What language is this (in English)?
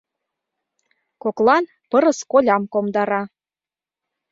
Mari